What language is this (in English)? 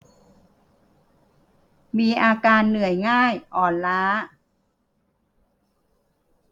Thai